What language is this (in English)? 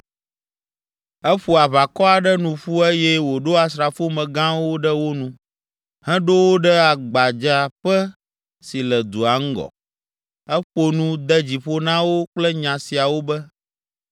Ewe